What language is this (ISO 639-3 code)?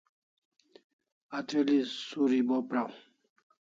kls